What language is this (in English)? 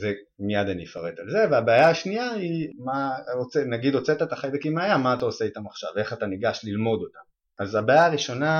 Hebrew